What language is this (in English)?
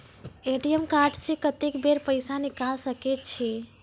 Maithili